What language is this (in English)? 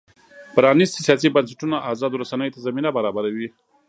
Pashto